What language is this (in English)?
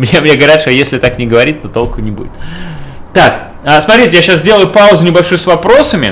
Russian